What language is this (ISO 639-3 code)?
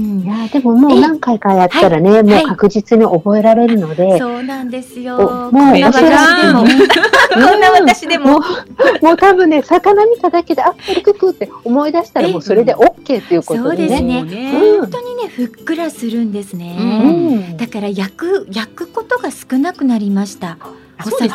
jpn